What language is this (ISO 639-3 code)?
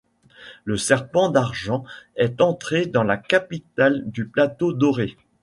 fra